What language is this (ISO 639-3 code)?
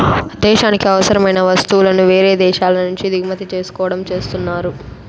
tel